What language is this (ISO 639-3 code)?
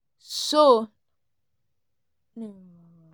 pcm